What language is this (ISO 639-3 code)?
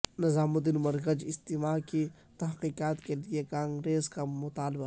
urd